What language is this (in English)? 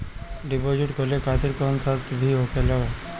Bhojpuri